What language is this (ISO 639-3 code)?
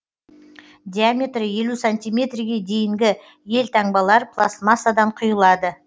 kaz